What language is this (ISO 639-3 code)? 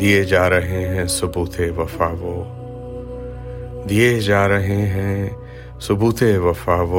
urd